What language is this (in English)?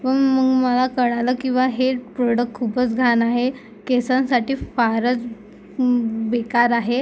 Marathi